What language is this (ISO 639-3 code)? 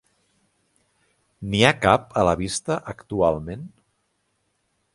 cat